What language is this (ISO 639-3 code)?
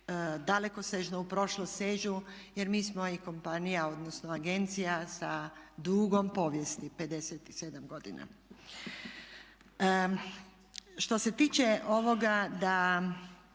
hrv